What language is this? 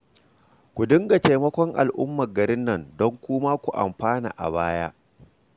Hausa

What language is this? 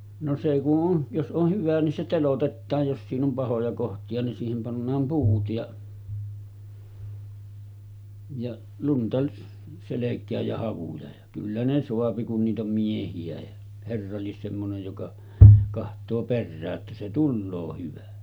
Finnish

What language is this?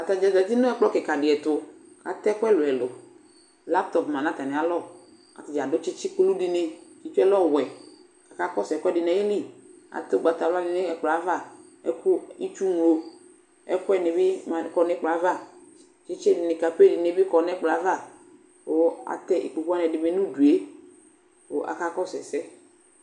Ikposo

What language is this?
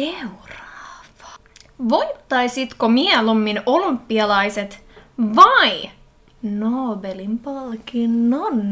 Finnish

